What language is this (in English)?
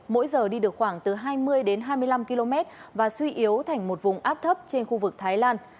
Vietnamese